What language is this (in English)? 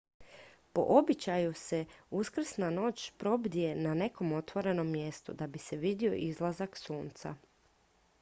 Croatian